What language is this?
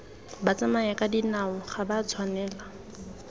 Tswana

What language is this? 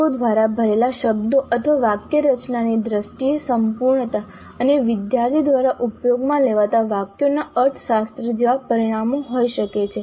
Gujarati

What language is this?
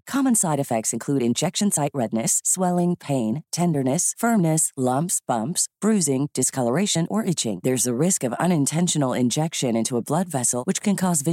Swedish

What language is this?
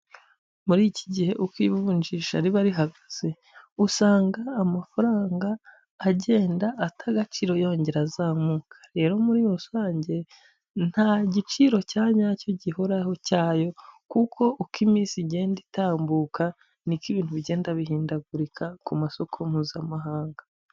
Kinyarwanda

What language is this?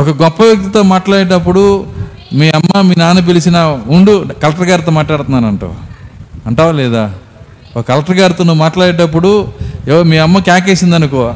Telugu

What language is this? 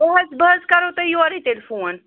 Kashmiri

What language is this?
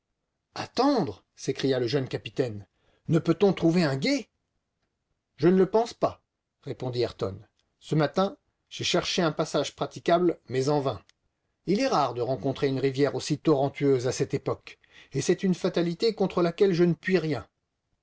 French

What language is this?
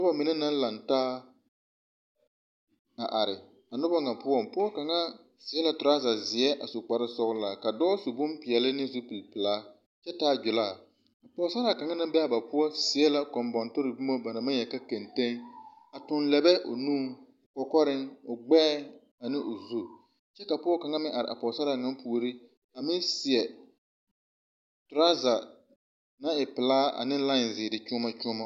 Southern Dagaare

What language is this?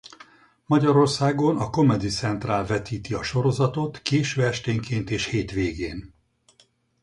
Hungarian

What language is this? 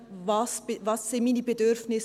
Swiss German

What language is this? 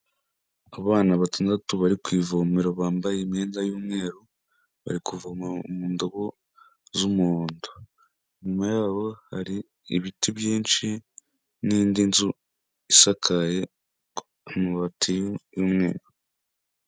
Kinyarwanda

